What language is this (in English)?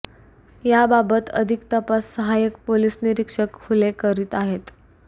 Marathi